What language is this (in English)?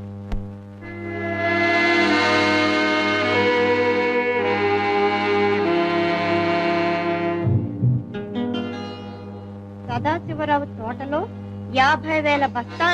Telugu